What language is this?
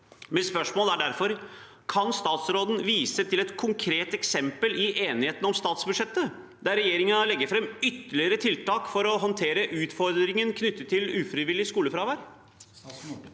Norwegian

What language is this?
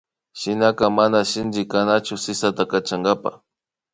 Imbabura Highland Quichua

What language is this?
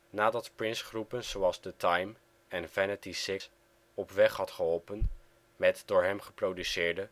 Dutch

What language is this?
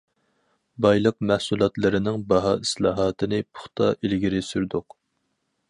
Uyghur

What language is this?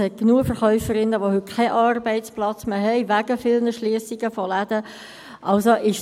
Swiss German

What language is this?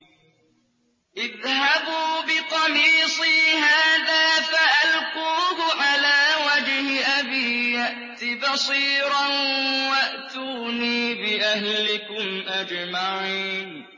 Arabic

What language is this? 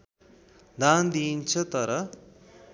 Nepali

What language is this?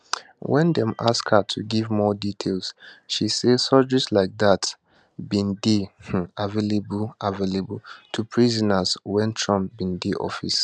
Nigerian Pidgin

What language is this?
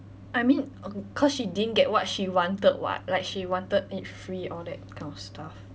English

